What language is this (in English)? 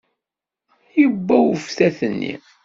Kabyle